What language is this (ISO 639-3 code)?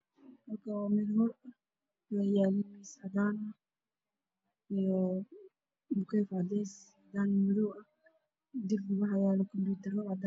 som